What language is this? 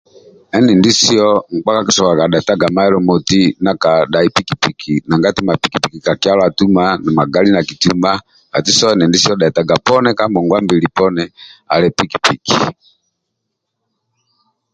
Amba (Uganda)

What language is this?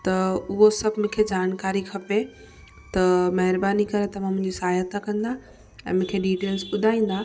Sindhi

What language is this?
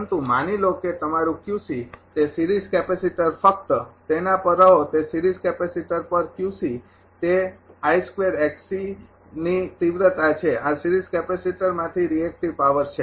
Gujarati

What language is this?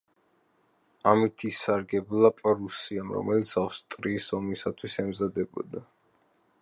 Georgian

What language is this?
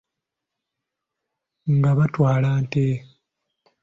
Ganda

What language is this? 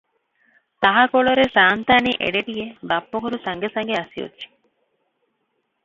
Odia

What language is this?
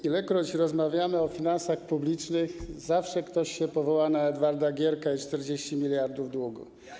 Polish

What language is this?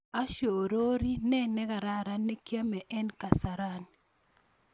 Kalenjin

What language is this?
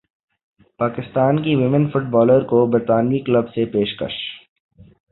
Urdu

